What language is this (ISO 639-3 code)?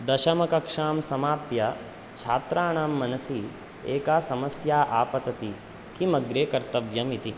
san